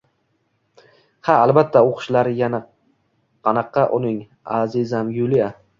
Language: Uzbek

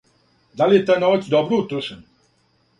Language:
Serbian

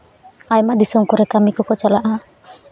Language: Santali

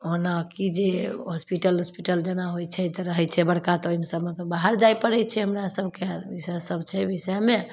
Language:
Maithili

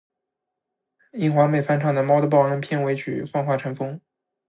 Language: Chinese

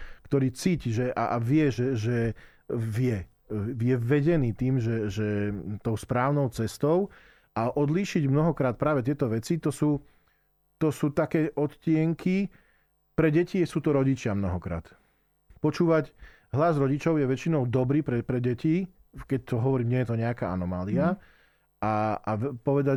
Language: Slovak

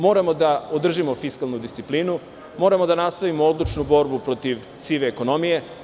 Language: Serbian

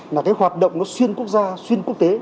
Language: Vietnamese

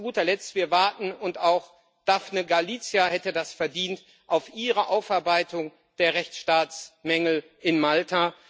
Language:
German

